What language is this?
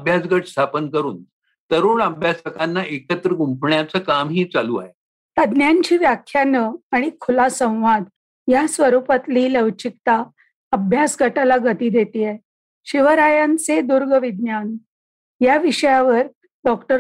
Marathi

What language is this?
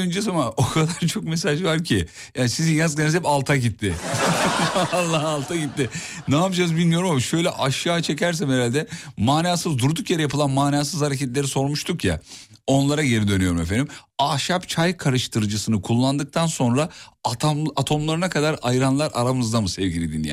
Turkish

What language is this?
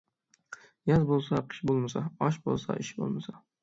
Uyghur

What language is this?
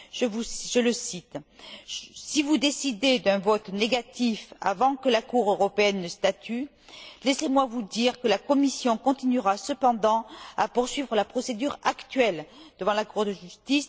French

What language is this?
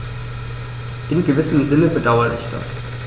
German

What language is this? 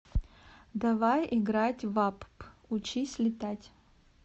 Russian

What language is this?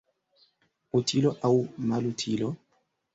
Esperanto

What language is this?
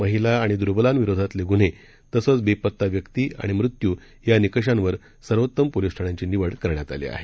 Marathi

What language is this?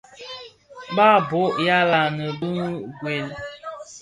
Bafia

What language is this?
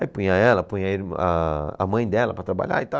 Portuguese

